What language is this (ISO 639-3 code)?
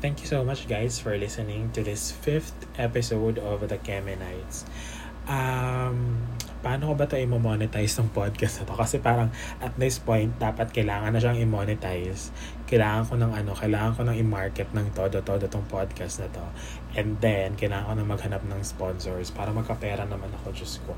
fil